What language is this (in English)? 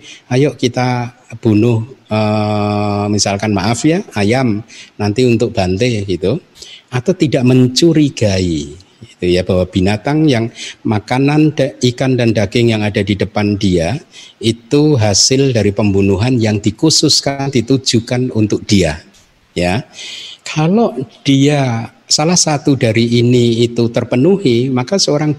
Indonesian